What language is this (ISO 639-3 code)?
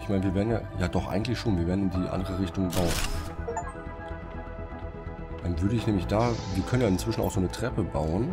deu